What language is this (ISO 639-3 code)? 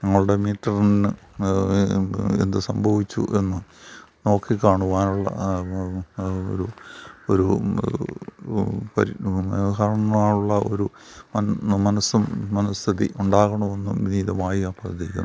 mal